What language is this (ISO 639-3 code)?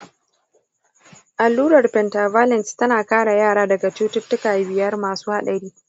hau